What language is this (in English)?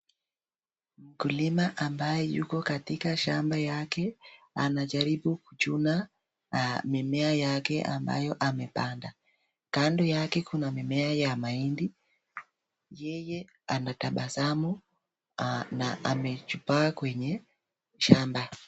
Swahili